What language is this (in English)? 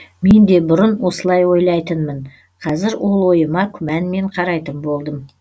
Kazakh